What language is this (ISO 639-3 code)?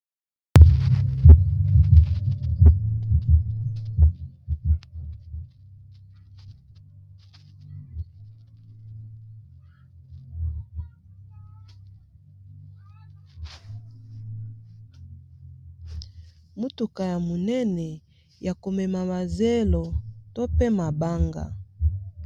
lin